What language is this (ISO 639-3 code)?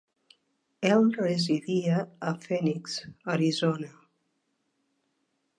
cat